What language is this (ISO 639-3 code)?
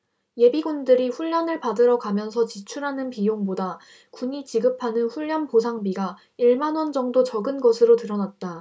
kor